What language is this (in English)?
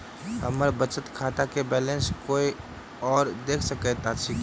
Maithili